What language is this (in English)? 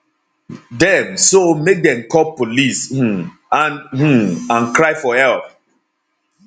Nigerian Pidgin